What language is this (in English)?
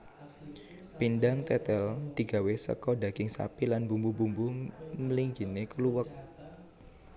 Javanese